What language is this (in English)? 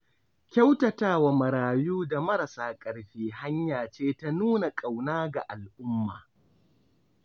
Hausa